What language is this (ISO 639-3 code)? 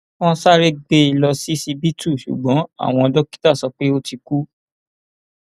yor